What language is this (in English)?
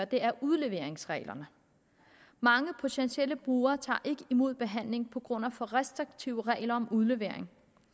Danish